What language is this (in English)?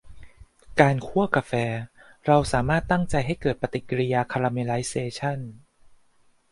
Thai